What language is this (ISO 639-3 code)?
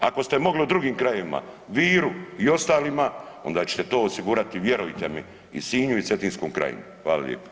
hrv